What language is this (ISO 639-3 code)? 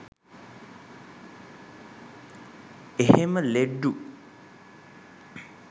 sin